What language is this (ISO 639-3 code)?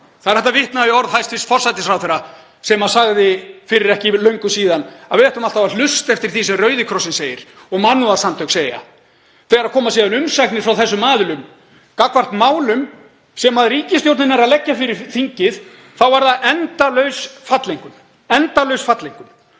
isl